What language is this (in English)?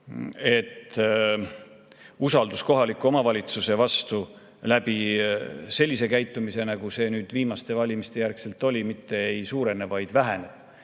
Estonian